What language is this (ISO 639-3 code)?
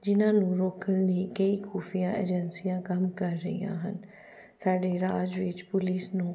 pan